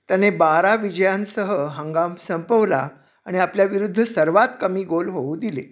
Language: Marathi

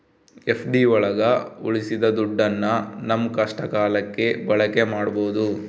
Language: Kannada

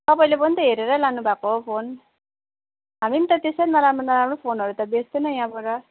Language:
Nepali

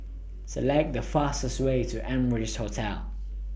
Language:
English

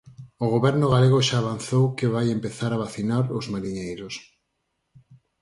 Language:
Galician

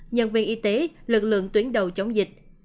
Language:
Vietnamese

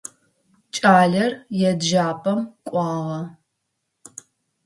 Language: Adyghe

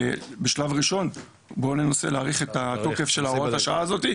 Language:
Hebrew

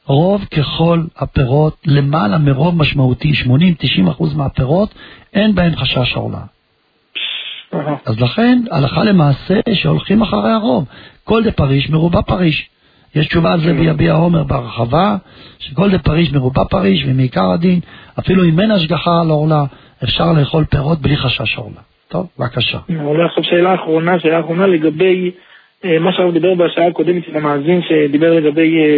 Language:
Hebrew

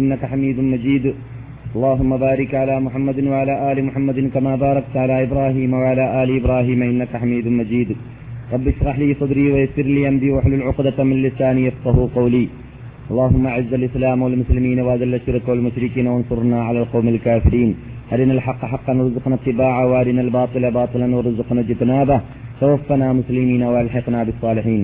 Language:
Malayalam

